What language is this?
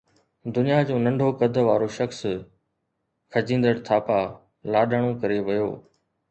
Sindhi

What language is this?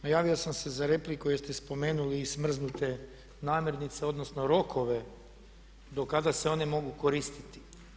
Croatian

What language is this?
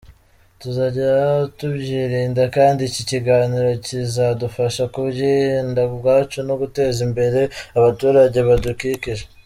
Kinyarwanda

